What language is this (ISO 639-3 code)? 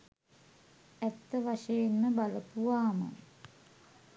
sin